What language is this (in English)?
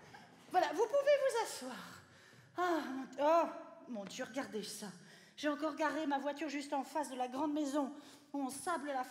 French